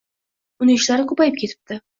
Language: Uzbek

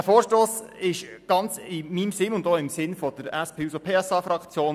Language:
Swiss German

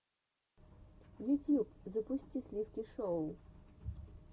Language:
Russian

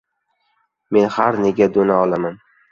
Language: Uzbek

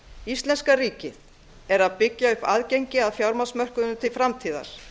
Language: Icelandic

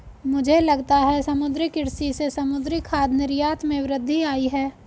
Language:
Hindi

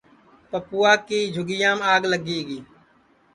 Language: Sansi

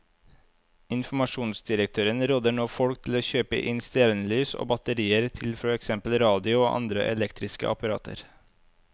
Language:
Norwegian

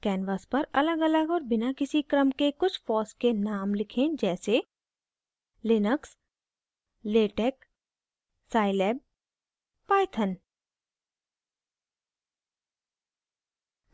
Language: Hindi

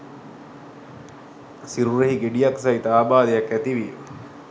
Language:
Sinhala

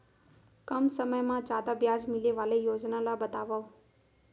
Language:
Chhattisgarhi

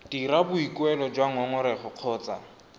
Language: Tswana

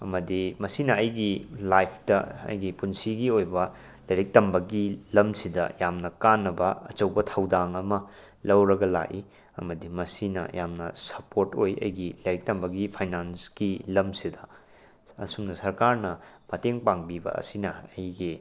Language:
Manipuri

